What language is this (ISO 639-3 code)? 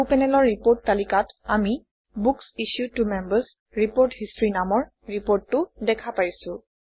asm